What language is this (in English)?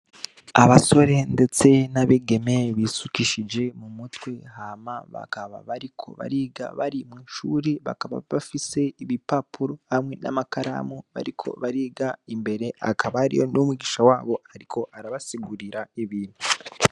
Rundi